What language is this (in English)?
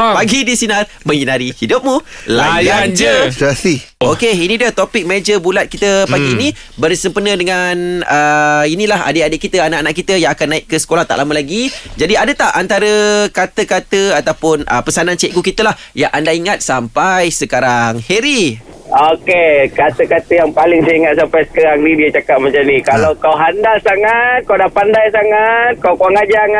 Malay